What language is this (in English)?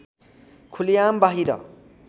Nepali